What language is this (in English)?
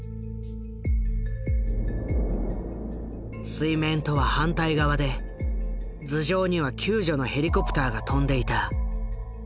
Japanese